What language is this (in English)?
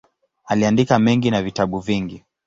Swahili